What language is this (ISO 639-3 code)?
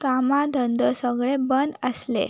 kok